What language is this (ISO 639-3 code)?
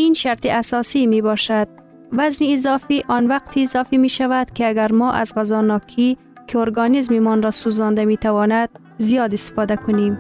fas